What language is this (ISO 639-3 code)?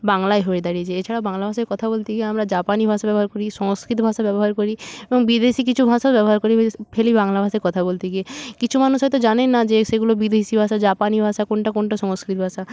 ben